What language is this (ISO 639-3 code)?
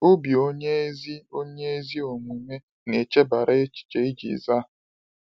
ibo